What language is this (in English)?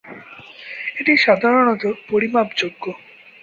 Bangla